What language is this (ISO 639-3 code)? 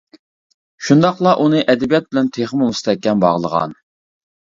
uig